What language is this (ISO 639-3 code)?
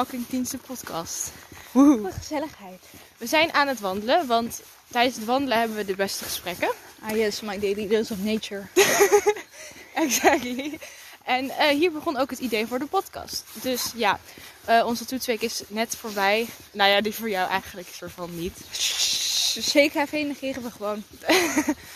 nld